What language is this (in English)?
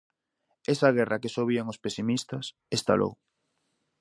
Galician